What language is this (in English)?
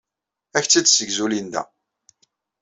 Kabyle